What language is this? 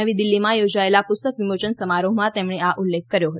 Gujarati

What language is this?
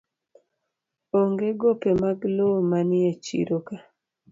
Luo (Kenya and Tanzania)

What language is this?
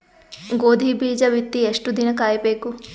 Kannada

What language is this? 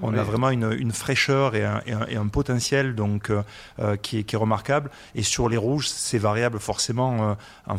French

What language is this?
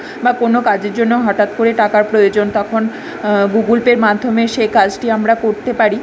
Bangla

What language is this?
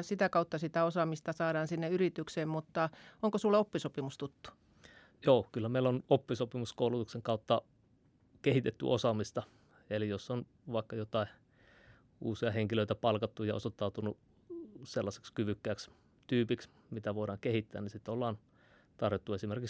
Finnish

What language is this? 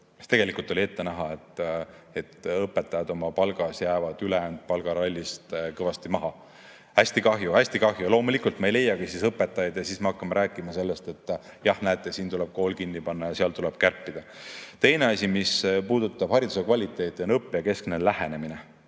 Estonian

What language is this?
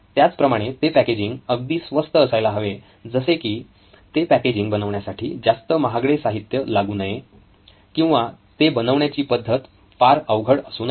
Marathi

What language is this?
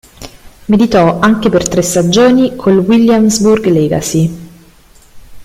Italian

